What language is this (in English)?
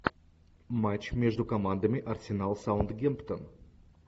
Russian